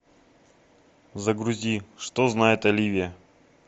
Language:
Russian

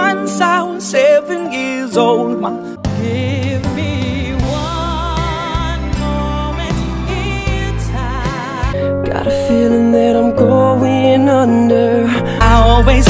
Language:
Dutch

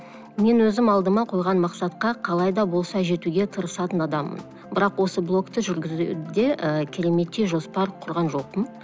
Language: Kazakh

